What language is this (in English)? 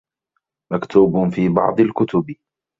Arabic